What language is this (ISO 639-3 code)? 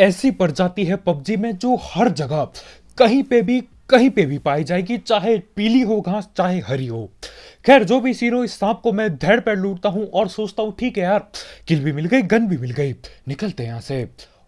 hin